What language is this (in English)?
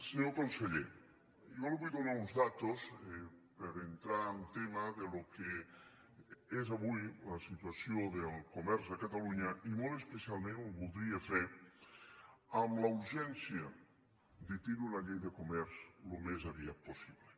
Catalan